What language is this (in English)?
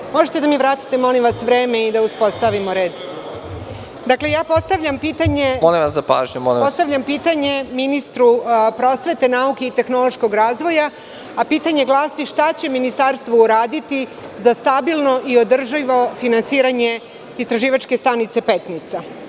Serbian